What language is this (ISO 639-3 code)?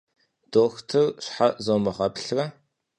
kbd